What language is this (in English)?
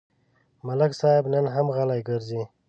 Pashto